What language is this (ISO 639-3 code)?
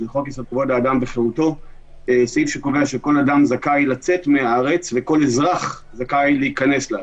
heb